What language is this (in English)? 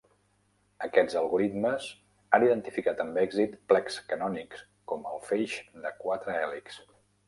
Catalan